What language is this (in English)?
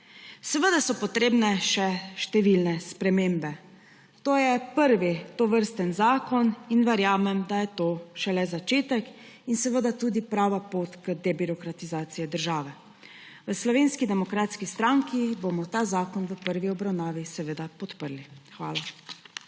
Slovenian